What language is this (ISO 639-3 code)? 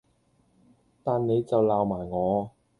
yue